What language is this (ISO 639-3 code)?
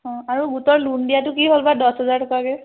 asm